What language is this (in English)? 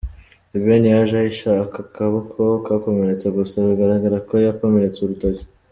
Kinyarwanda